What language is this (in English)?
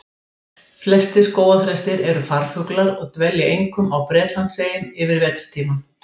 Icelandic